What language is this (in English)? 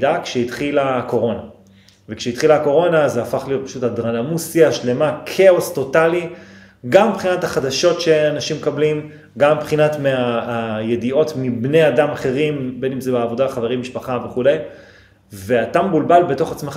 Hebrew